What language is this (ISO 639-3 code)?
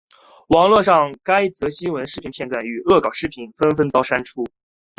zho